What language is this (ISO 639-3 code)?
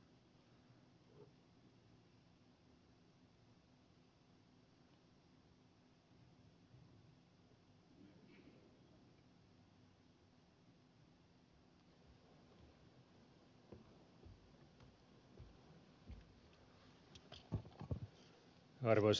fin